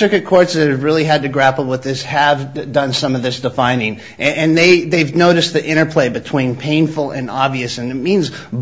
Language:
English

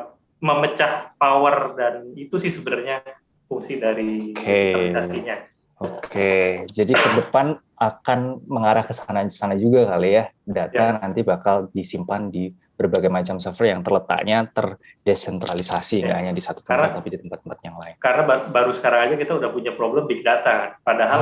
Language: Indonesian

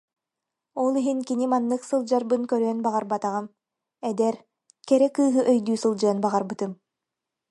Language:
Yakut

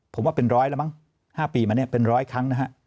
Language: Thai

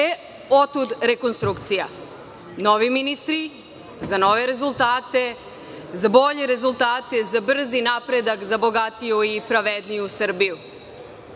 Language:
Serbian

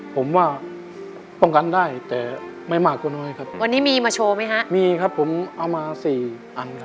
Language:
Thai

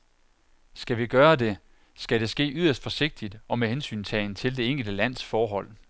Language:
Danish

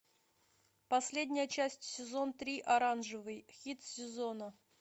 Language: Russian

